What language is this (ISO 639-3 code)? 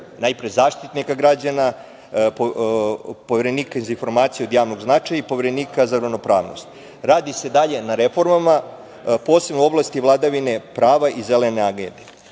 srp